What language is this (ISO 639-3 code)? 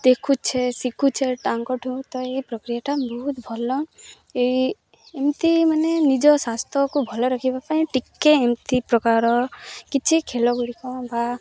ori